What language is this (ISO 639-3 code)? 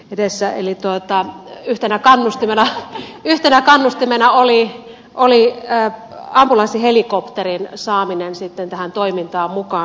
fin